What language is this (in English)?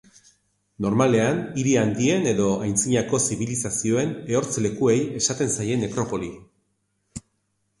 Basque